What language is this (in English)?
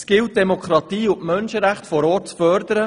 Swiss German